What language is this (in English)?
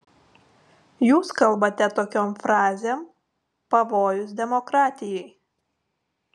Lithuanian